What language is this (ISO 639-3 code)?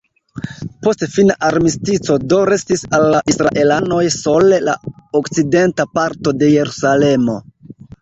epo